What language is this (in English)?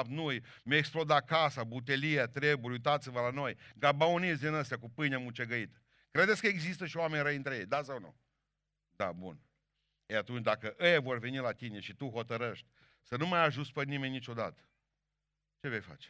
Romanian